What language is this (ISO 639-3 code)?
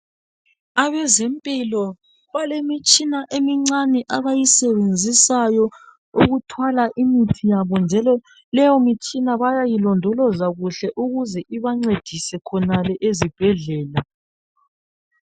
nde